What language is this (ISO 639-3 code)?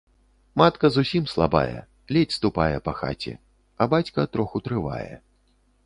bel